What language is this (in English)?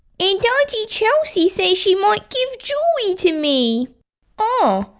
English